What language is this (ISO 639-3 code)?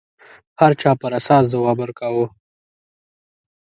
pus